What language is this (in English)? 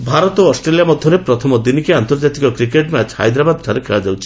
Odia